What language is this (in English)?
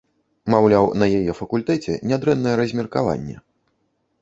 Belarusian